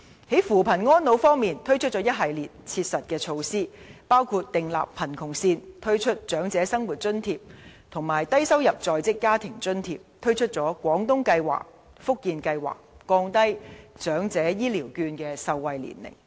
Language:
Cantonese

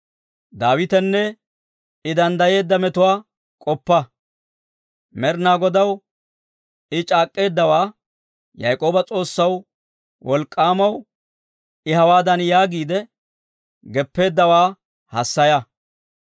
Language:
Dawro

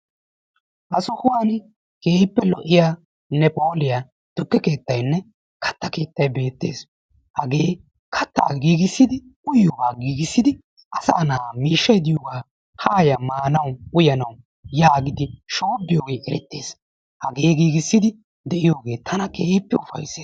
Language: Wolaytta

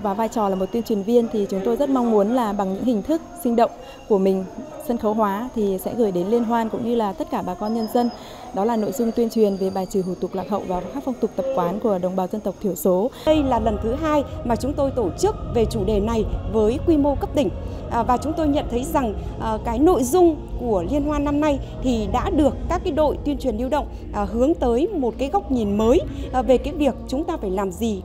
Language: Vietnamese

